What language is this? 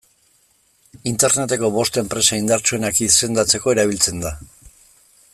Basque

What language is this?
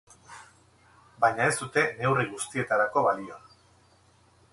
Basque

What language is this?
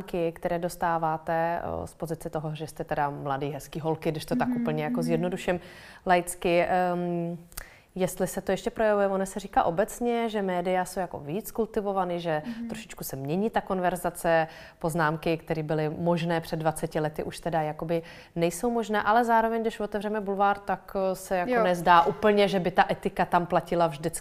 Czech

